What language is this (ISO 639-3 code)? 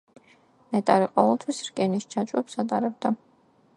kat